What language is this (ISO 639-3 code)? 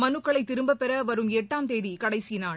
tam